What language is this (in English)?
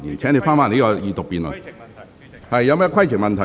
Cantonese